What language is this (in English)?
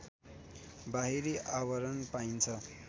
Nepali